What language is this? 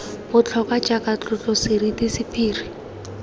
Tswana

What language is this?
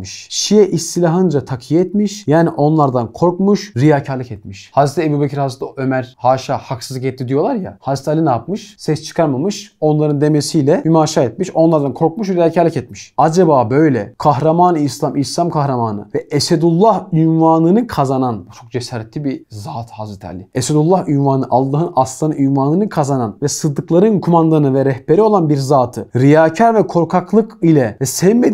Turkish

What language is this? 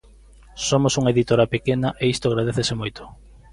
Galician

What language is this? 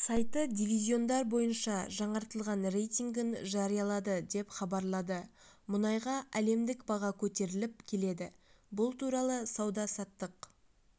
Kazakh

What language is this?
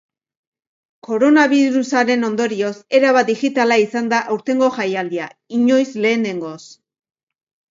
Basque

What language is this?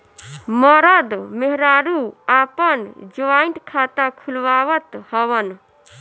Bhojpuri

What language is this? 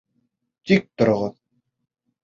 Bashkir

